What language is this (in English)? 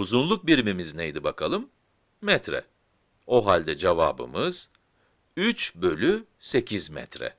Turkish